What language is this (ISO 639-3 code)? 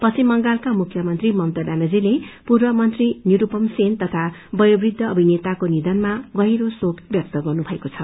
nep